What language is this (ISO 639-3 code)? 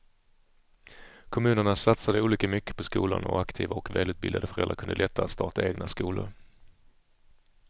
swe